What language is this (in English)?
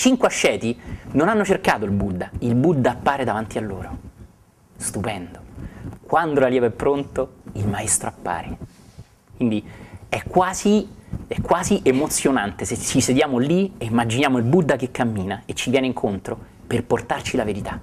Italian